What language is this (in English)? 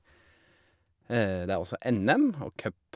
Norwegian